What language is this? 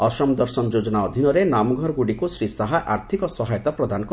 Odia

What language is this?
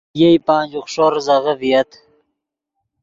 Yidgha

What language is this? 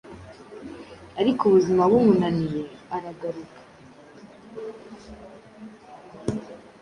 Kinyarwanda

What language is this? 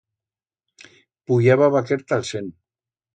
Aragonese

